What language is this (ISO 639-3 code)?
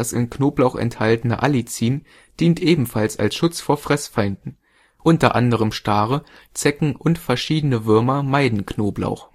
deu